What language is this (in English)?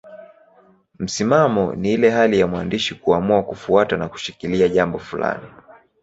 Swahili